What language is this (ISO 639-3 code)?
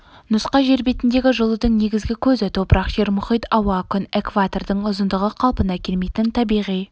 kaz